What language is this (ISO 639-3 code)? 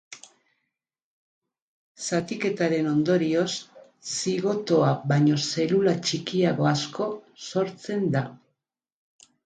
eus